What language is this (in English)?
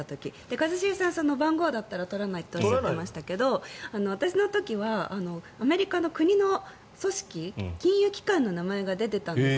Japanese